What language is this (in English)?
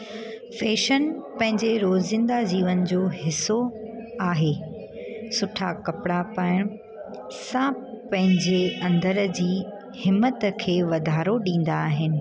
Sindhi